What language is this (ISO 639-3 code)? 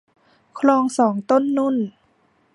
tha